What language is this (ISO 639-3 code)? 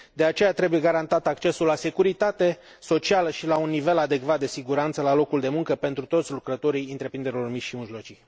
ron